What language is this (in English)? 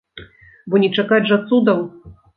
Belarusian